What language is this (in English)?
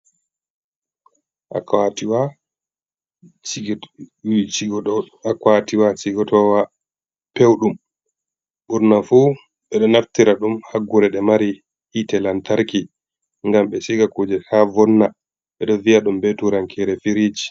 Fula